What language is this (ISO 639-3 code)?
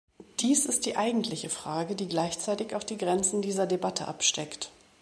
deu